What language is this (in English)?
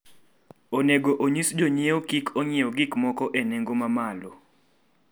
Luo (Kenya and Tanzania)